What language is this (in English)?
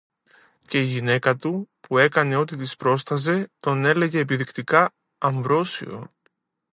Greek